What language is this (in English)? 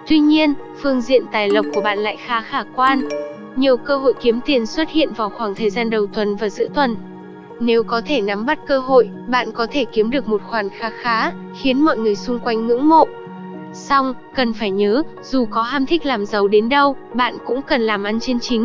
Vietnamese